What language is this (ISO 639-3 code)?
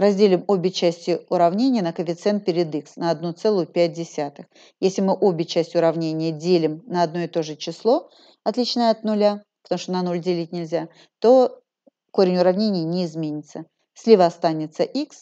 rus